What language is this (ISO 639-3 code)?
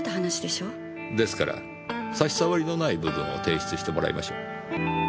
jpn